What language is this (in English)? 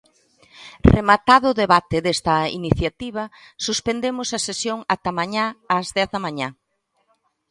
Galician